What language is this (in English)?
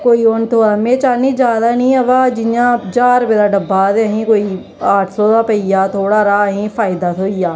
Dogri